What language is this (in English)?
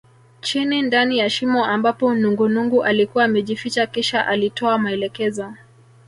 Swahili